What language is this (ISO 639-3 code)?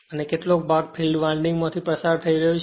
guj